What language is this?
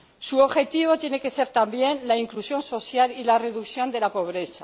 Spanish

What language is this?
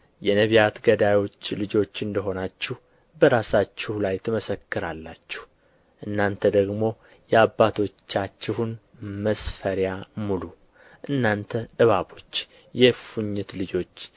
Amharic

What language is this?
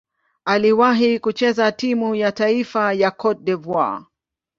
Swahili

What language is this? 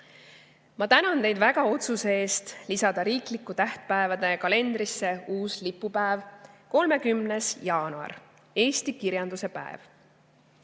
Estonian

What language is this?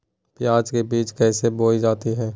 Magahi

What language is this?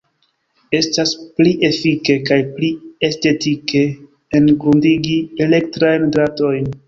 Esperanto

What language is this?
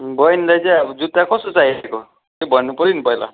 Nepali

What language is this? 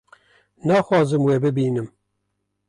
Kurdish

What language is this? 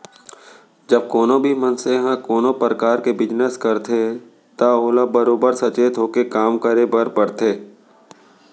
Chhattisgarhi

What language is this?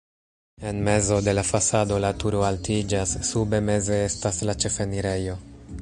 Esperanto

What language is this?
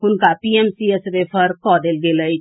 Maithili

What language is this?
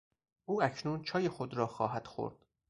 Persian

